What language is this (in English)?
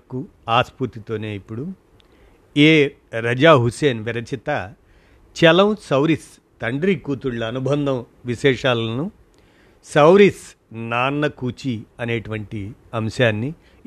Telugu